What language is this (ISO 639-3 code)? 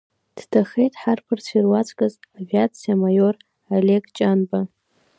abk